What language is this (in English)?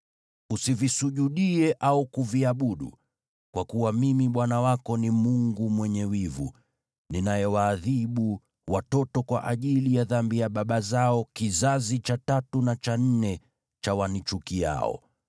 Swahili